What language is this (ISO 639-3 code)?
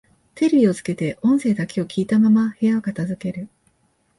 jpn